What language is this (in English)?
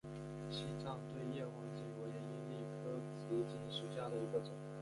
Chinese